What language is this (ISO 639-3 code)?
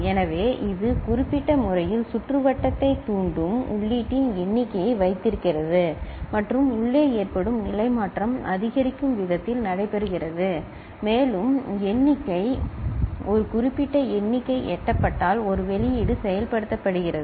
tam